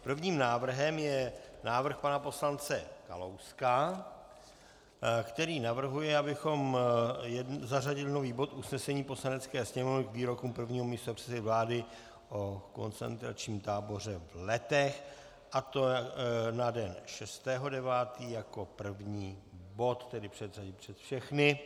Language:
Czech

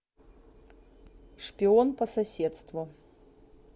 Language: Russian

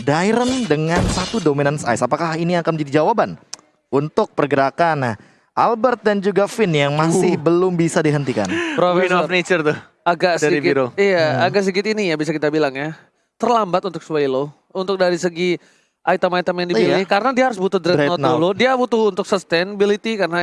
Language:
Indonesian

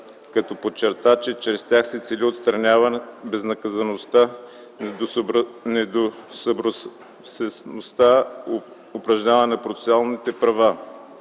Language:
Bulgarian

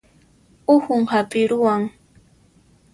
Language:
Puno Quechua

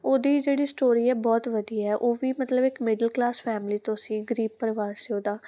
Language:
Punjabi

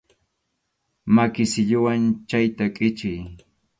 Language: Arequipa-La Unión Quechua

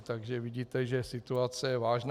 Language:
Czech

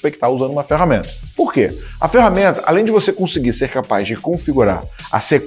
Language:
Portuguese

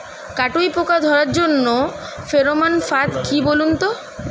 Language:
Bangla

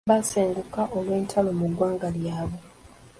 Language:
Ganda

